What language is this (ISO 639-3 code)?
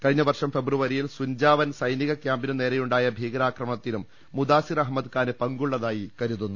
mal